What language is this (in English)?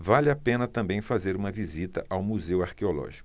Portuguese